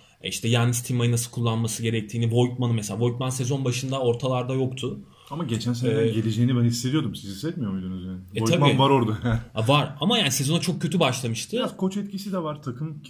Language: Turkish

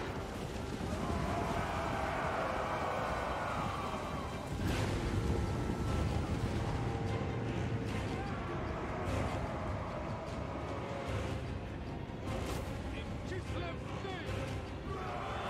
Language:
Portuguese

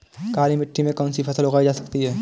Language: Hindi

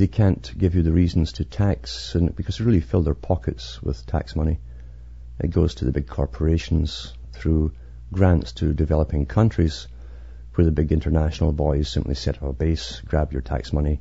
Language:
English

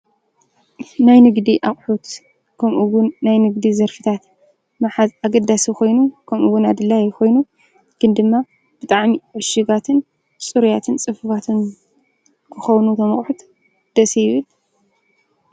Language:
Tigrinya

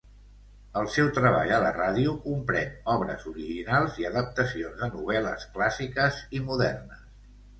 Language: Catalan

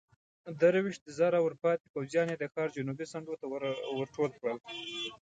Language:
Pashto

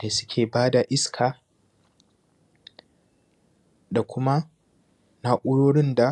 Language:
Hausa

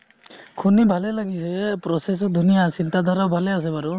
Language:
Assamese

